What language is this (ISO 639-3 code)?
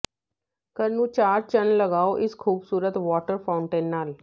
pan